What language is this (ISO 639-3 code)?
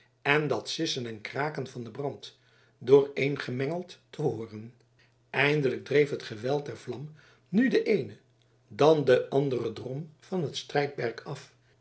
nld